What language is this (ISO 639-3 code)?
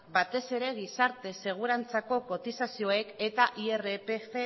eus